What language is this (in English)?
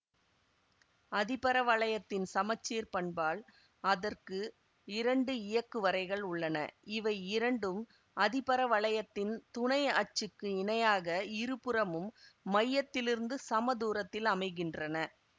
Tamil